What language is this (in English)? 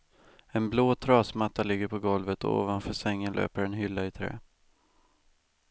Swedish